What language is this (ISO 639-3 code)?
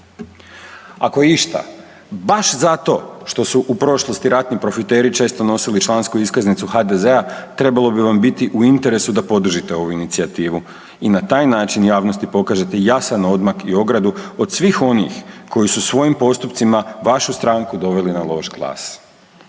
hrv